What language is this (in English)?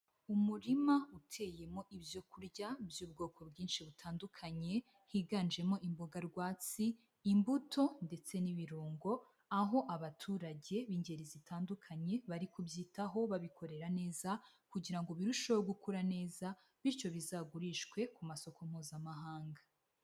Kinyarwanda